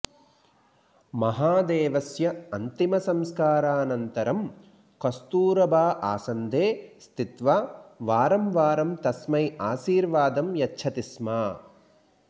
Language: Sanskrit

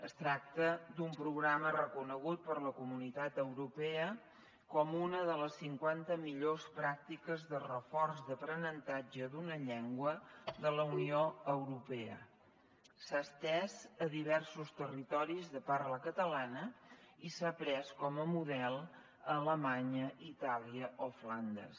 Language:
Catalan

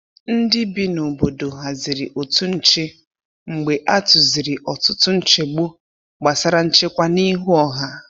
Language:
Igbo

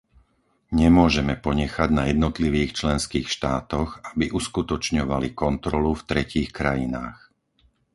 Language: Slovak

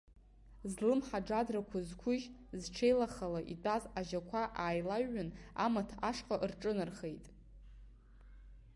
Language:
Abkhazian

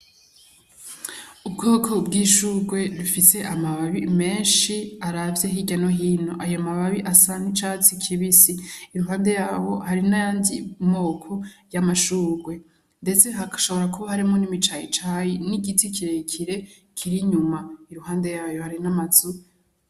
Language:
Rundi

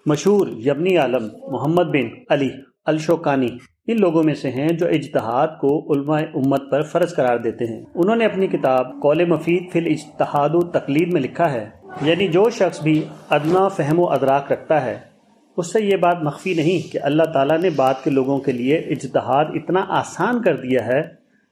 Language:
Urdu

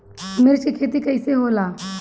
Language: Bhojpuri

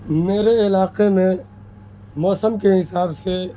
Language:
Urdu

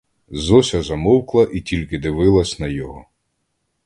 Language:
Ukrainian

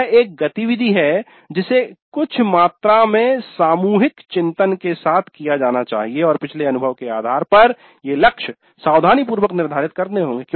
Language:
Hindi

